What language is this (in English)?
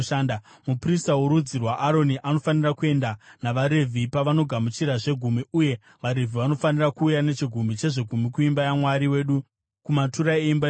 Shona